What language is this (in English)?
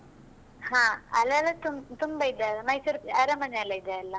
Kannada